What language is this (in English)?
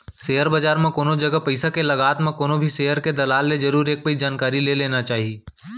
Chhattisgarhi